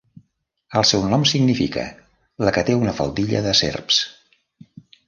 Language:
Catalan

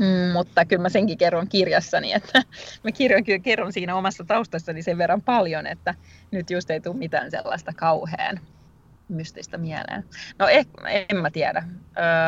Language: Finnish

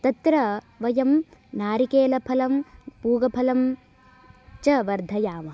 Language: Sanskrit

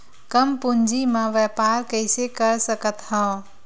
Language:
Chhattisgarhi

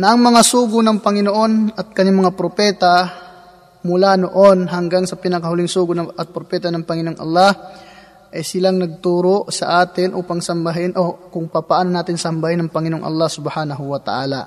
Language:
Filipino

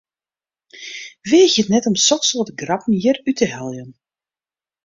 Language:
Western Frisian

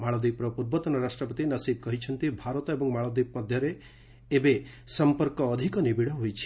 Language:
Odia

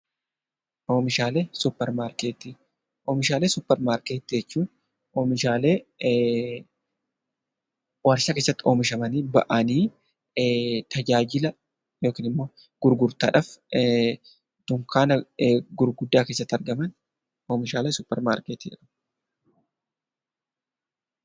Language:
Oromo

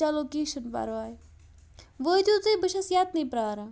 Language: Kashmiri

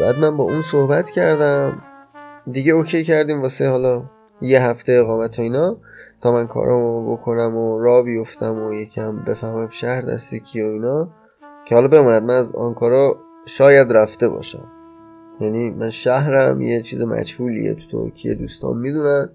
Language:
Persian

